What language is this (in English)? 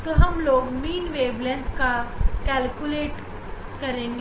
Hindi